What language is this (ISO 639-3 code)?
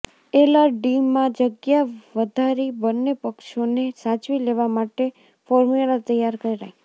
guj